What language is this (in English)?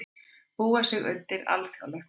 Icelandic